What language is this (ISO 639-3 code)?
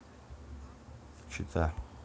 rus